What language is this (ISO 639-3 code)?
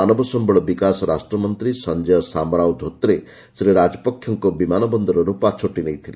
ori